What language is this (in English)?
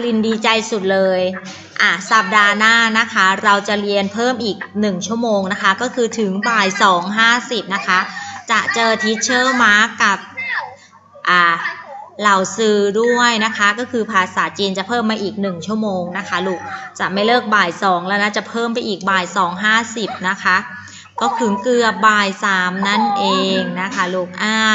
Thai